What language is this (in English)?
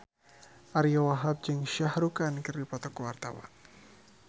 Sundanese